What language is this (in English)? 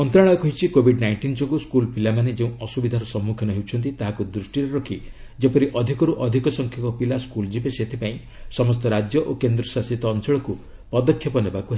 Odia